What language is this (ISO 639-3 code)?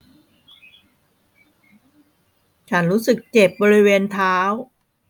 tha